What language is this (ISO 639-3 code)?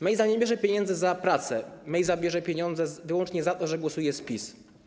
pol